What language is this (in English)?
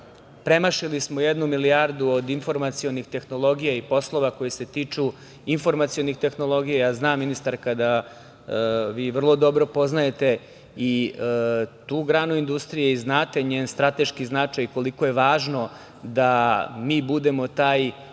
Serbian